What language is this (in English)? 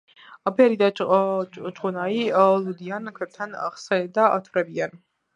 Georgian